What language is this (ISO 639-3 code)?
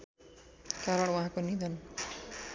nep